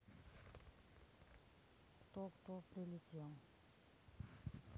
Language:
Russian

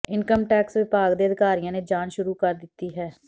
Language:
Punjabi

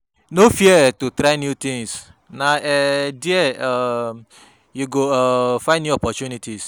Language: Nigerian Pidgin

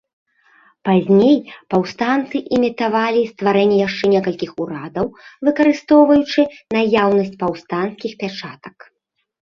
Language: Belarusian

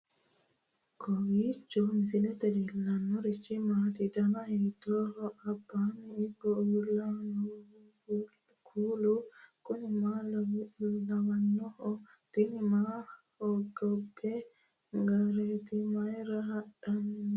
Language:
Sidamo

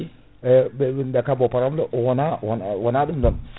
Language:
Fula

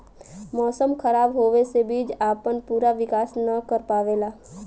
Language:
Bhojpuri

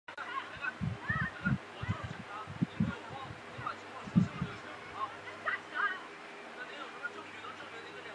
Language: Chinese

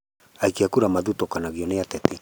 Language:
Kikuyu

